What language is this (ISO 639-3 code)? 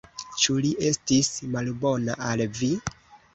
epo